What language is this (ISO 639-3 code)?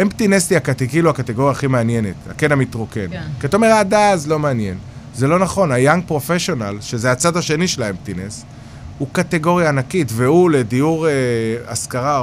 heb